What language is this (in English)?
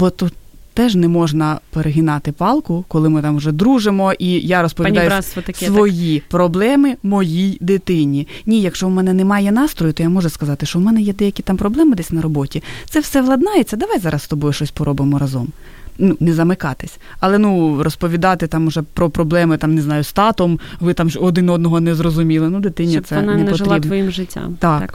Ukrainian